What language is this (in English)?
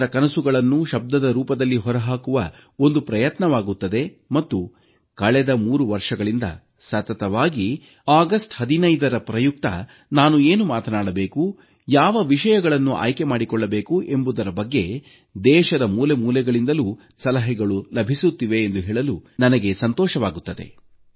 Kannada